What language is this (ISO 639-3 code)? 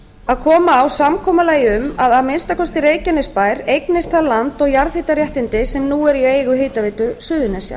isl